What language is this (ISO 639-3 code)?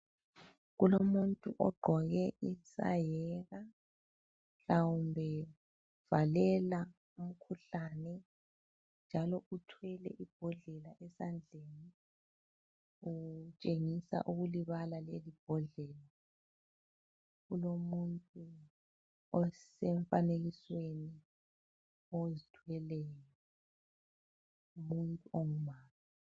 nde